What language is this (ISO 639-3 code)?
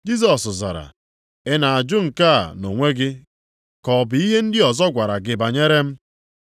ibo